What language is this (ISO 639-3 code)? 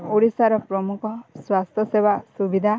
ori